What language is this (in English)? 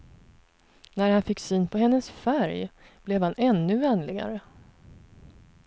Swedish